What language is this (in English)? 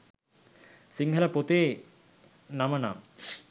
Sinhala